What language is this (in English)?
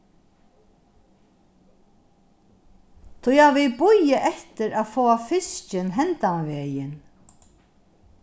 Faroese